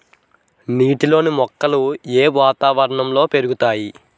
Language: Telugu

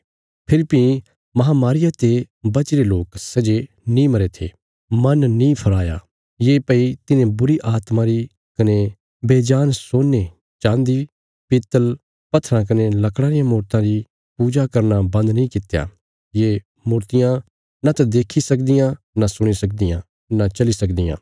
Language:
Bilaspuri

